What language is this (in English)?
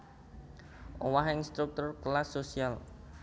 Javanese